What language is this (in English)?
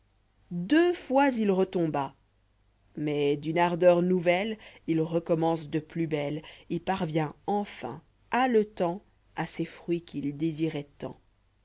French